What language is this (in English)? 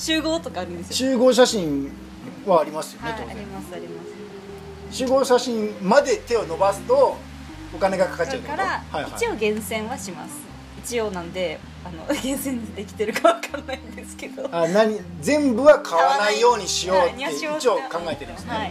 Japanese